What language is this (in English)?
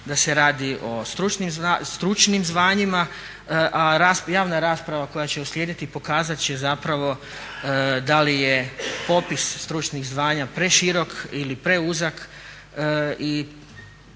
Croatian